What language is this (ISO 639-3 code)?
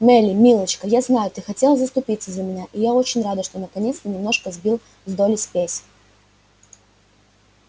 rus